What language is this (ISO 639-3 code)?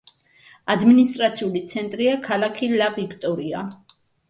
kat